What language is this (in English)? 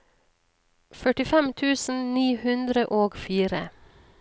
Norwegian